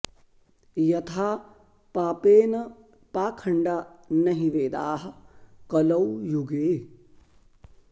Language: Sanskrit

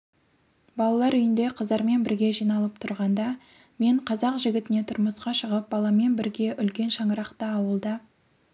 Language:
Kazakh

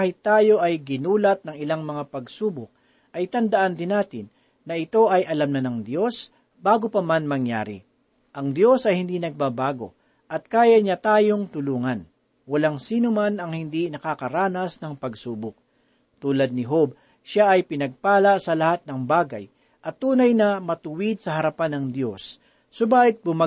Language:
Filipino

